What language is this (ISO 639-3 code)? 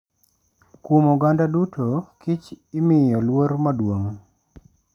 luo